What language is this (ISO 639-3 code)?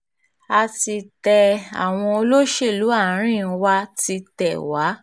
yor